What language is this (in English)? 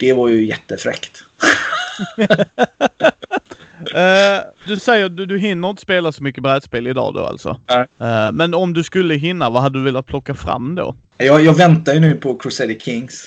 Swedish